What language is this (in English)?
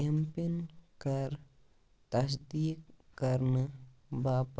Kashmiri